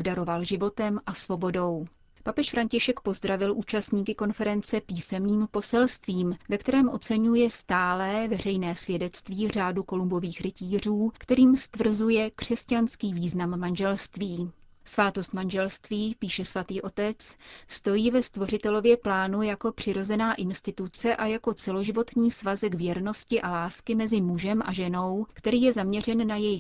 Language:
Czech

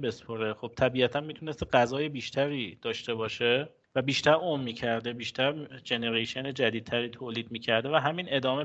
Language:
Persian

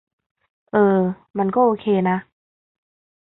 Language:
Thai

